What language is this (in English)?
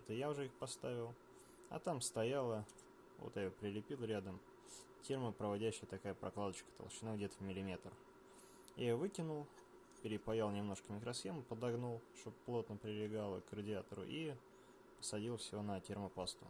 Russian